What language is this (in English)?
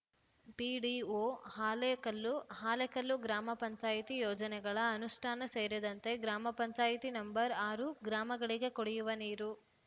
Kannada